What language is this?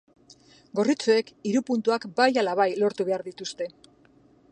Basque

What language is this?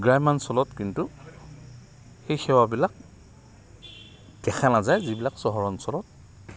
Assamese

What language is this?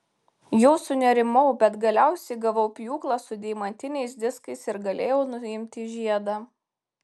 Lithuanian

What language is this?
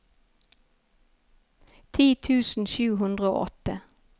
Norwegian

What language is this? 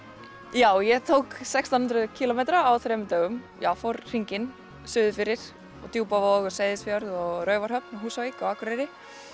Icelandic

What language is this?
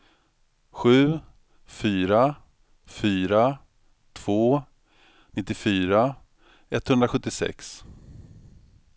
Swedish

